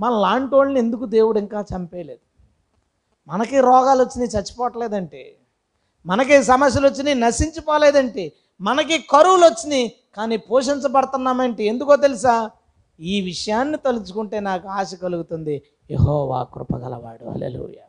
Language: Telugu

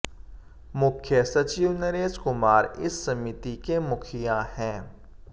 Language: Hindi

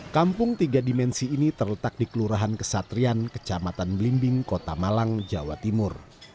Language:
Indonesian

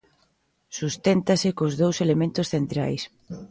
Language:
Galician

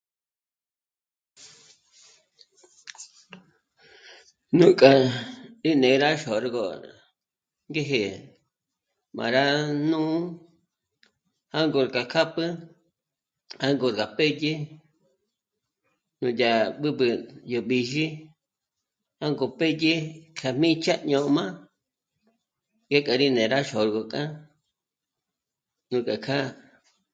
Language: Michoacán Mazahua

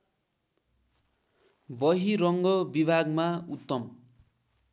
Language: Nepali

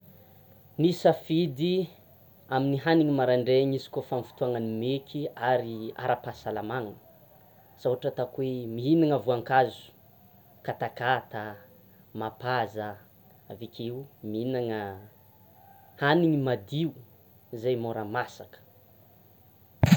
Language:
Tsimihety Malagasy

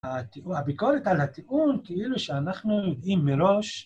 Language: Hebrew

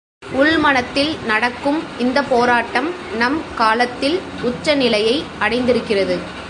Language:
Tamil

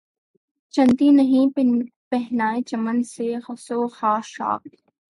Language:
Urdu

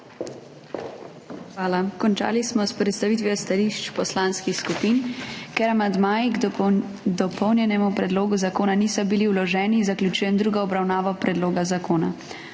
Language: Slovenian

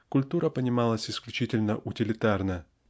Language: Russian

